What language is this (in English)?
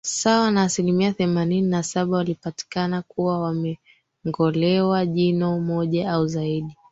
Swahili